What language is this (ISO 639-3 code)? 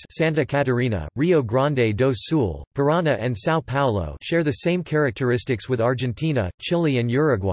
eng